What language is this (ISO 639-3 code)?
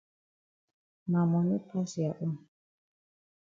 wes